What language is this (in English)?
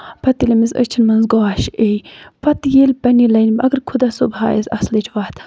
Kashmiri